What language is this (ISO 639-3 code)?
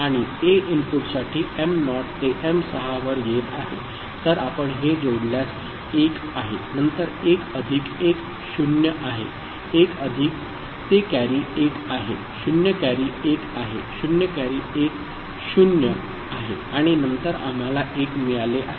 mar